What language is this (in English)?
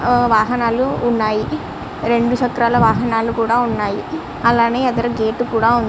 Telugu